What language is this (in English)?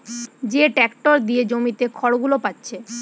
Bangla